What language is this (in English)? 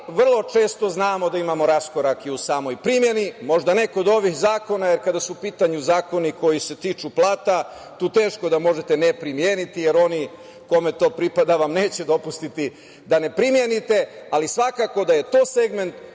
Serbian